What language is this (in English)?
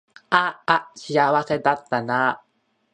Japanese